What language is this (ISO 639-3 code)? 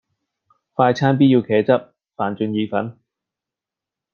yue